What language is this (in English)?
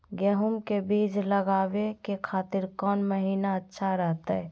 Magahi